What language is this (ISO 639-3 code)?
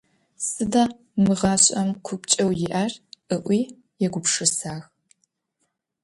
ady